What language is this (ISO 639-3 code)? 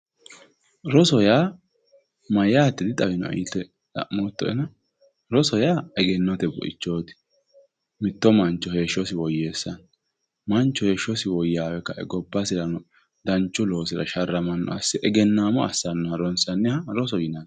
sid